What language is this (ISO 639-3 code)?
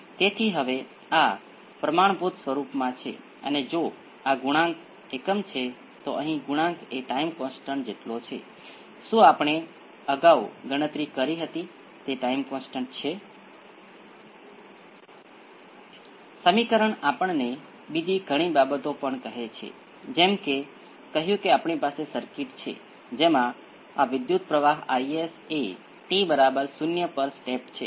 guj